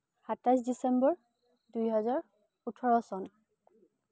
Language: Assamese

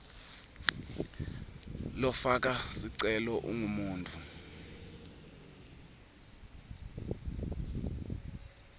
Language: Swati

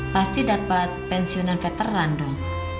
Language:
Indonesian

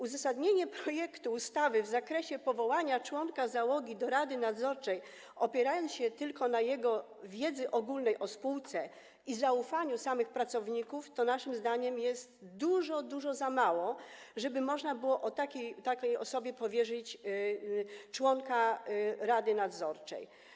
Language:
Polish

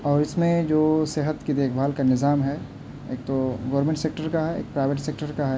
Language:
Urdu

